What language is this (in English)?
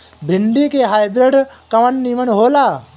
Bhojpuri